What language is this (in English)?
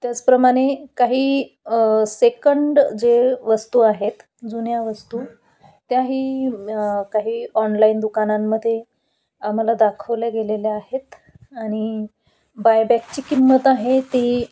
Marathi